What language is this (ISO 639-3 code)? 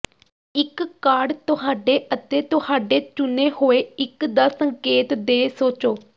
pan